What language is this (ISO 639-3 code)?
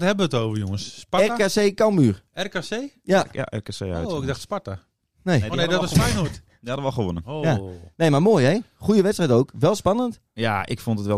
nld